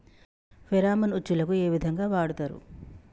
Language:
Telugu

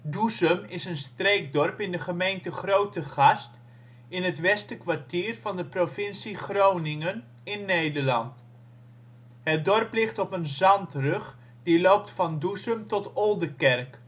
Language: Dutch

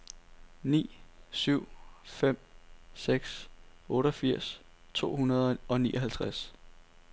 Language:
Danish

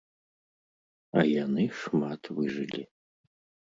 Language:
Belarusian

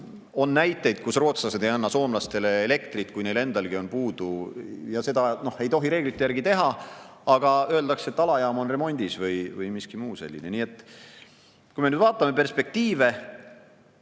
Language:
Estonian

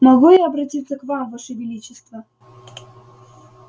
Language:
Russian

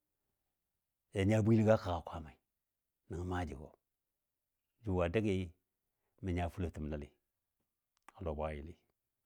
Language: Dadiya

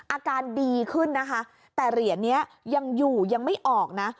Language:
Thai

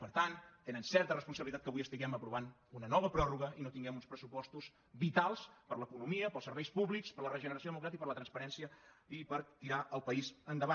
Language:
Catalan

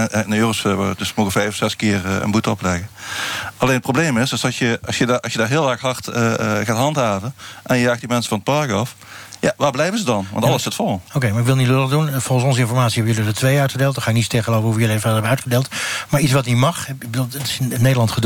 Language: Dutch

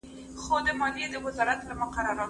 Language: Pashto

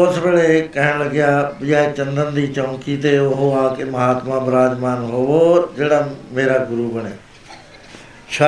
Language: Punjabi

